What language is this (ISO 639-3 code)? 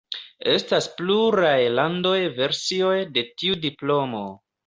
epo